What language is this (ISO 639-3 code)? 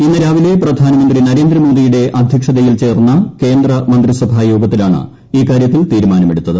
mal